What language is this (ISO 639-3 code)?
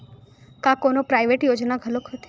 hne